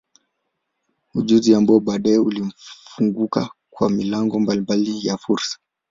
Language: Swahili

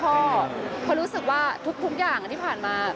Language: Thai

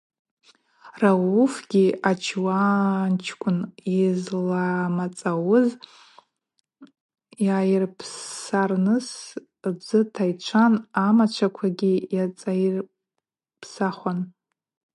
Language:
Abaza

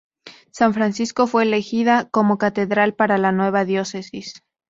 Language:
Spanish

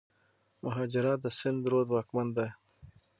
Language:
Pashto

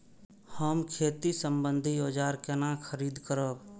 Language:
Maithili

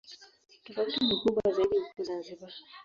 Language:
Swahili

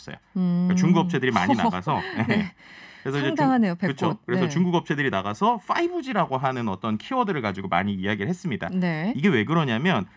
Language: Korean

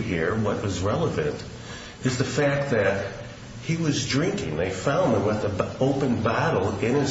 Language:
English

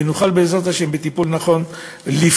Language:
Hebrew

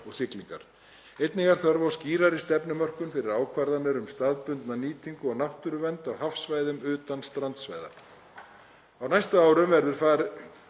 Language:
Icelandic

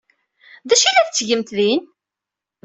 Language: Kabyle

